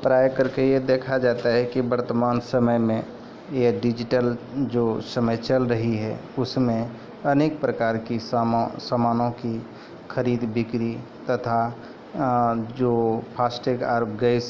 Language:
Maithili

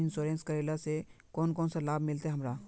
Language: Magahi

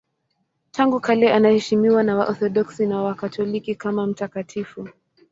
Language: Swahili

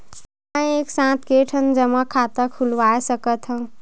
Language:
Chhattisgarhi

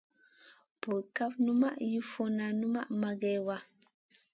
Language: Masana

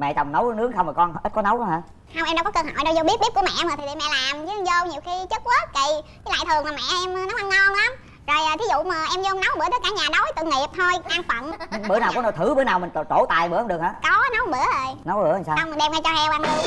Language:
Vietnamese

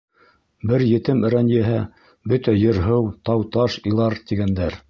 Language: Bashkir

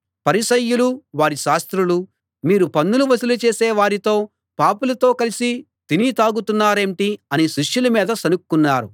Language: Telugu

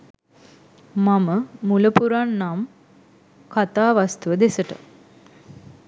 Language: Sinhala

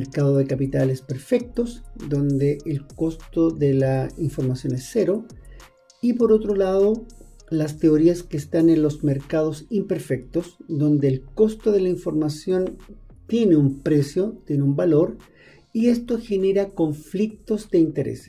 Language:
Spanish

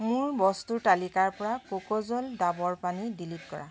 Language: Assamese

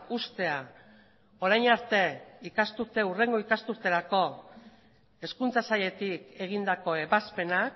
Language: Basque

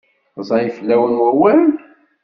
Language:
Kabyle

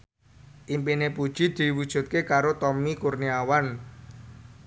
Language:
Javanese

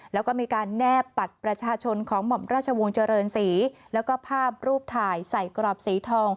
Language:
Thai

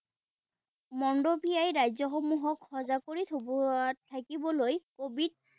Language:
Assamese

